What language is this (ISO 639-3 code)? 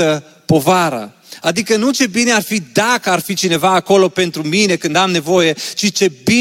ron